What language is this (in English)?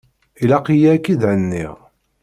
Kabyle